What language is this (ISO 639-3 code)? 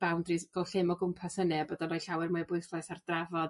cym